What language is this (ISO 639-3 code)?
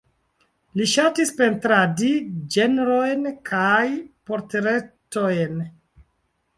epo